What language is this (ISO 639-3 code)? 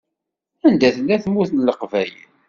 kab